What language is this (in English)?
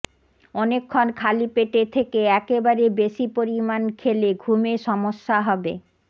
Bangla